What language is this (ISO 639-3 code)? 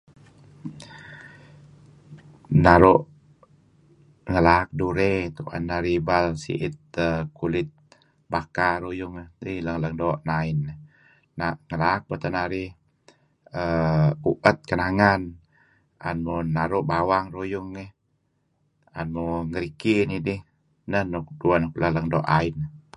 kzi